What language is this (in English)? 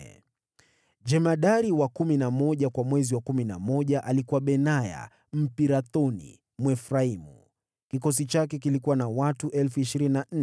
Swahili